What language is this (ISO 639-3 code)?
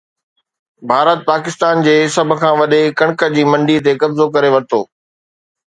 snd